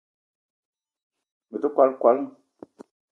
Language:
Eton (Cameroon)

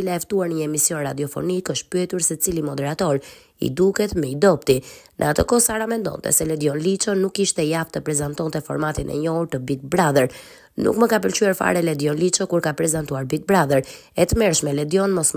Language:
Romanian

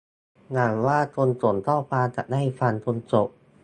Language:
Thai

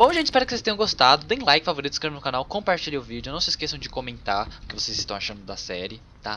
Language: Portuguese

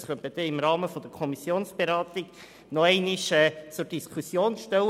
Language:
Swiss German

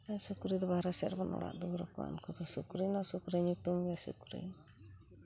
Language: Santali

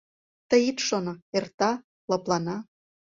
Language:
Mari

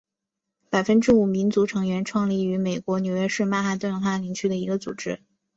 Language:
Chinese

